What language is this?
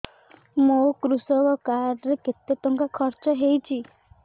Odia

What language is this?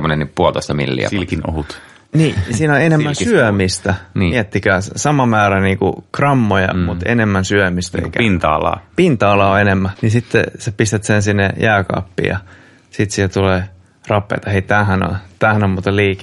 Finnish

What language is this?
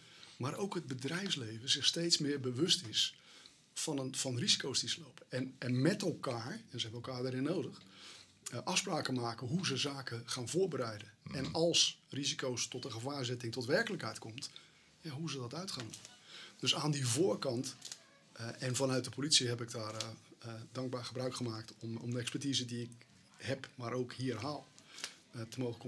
Dutch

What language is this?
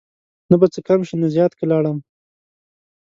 Pashto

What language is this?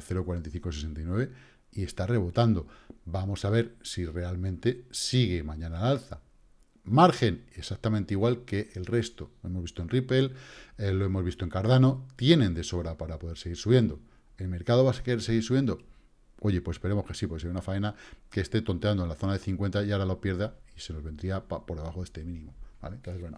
Spanish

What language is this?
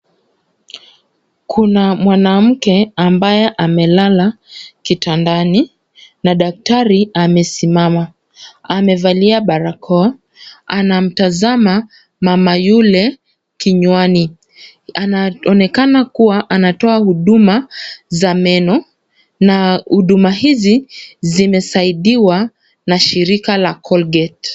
Swahili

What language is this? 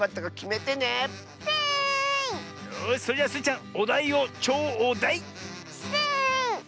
Japanese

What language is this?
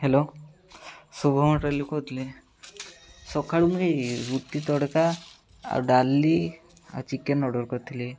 Odia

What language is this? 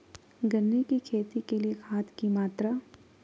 Magahi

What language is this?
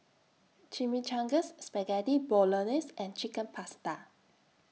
English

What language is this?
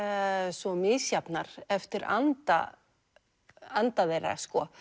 Icelandic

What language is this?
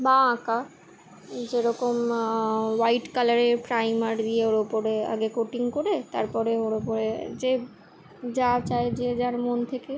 Bangla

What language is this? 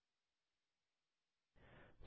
Hindi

